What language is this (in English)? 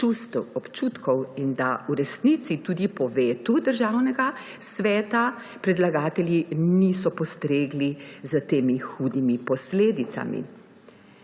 Slovenian